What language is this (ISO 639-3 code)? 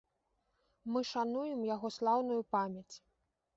bel